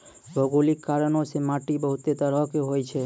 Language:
Maithili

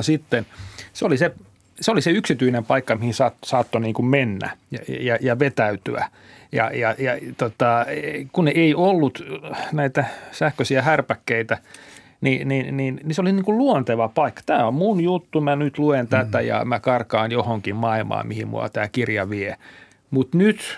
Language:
Finnish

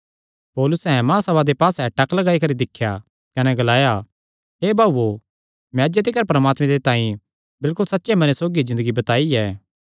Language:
Kangri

